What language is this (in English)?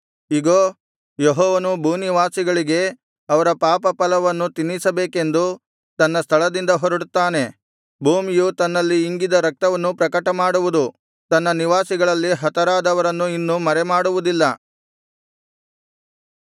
Kannada